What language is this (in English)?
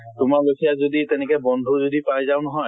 Assamese